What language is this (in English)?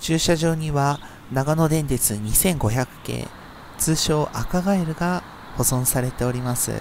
Japanese